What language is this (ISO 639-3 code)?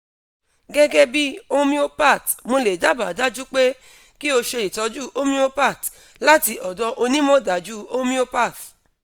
yor